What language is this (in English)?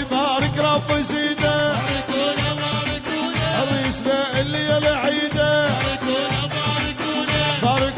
Arabic